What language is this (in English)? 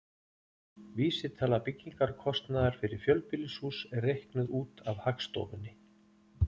Icelandic